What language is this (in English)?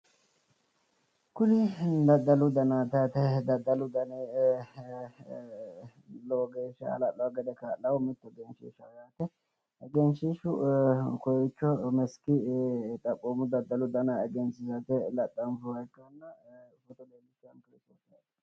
Sidamo